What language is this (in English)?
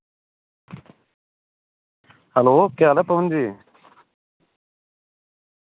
Dogri